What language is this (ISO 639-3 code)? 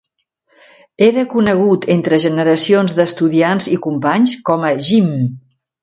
cat